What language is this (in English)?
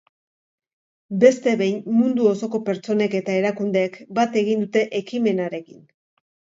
Basque